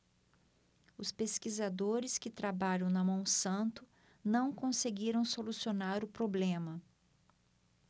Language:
Portuguese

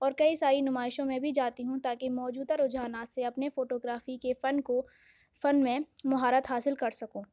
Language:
Urdu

